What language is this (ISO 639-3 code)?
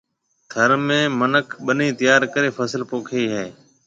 mve